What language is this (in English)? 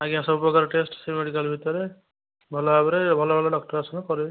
Odia